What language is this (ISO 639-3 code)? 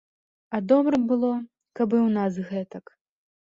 bel